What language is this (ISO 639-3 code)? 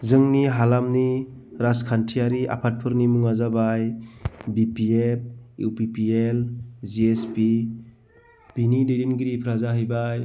brx